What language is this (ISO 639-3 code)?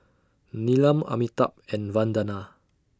eng